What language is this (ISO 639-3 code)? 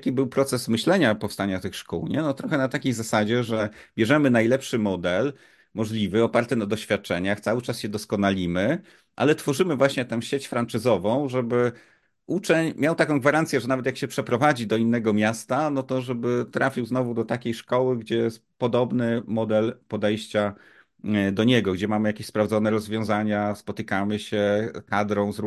pol